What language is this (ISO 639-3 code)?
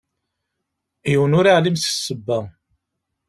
kab